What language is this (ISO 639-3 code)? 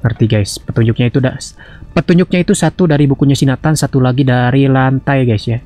ind